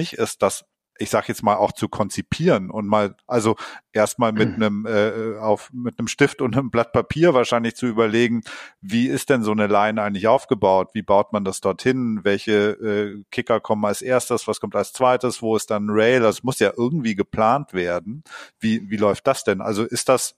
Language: German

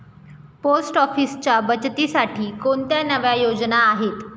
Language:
Marathi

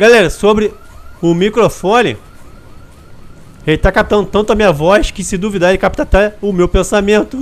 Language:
Portuguese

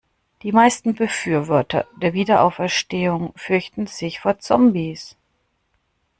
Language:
German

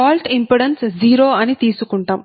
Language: Telugu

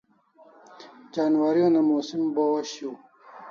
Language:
Kalasha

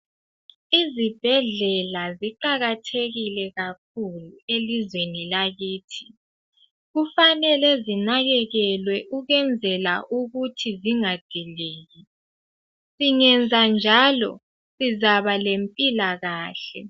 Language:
North Ndebele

